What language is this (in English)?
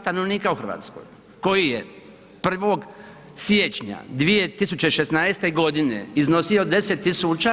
Croatian